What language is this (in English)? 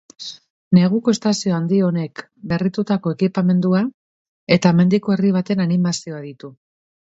Basque